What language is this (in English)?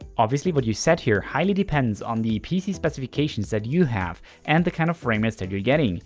English